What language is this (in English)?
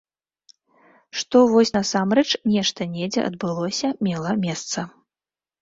Belarusian